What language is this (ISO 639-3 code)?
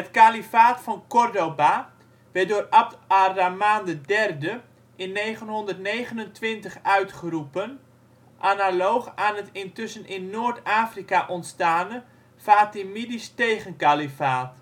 nld